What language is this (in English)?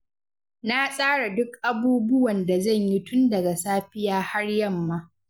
Hausa